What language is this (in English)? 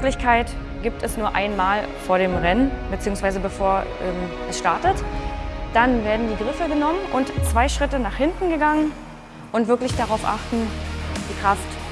German